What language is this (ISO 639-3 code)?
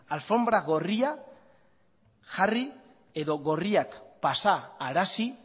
eus